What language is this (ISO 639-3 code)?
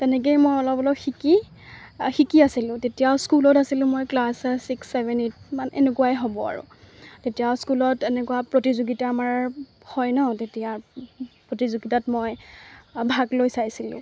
asm